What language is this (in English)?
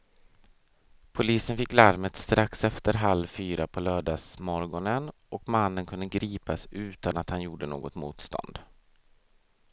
Swedish